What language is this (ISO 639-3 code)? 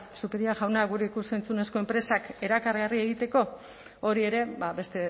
eus